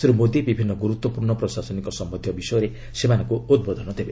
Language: Odia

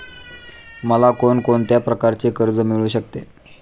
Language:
Marathi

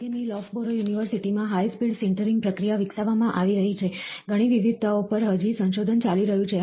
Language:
Gujarati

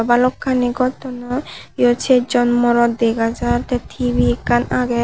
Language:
Chakma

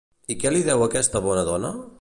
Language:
Catalan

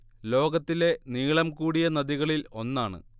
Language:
Malayalam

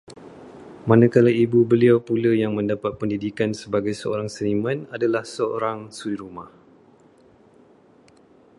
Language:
Malay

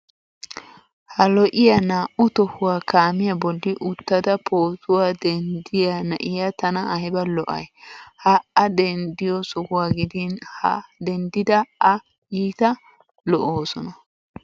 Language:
Wolaytta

